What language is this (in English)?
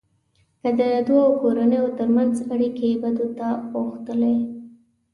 Pashto